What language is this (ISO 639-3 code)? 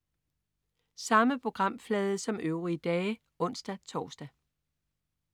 dan